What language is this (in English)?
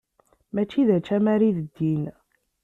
Kabyle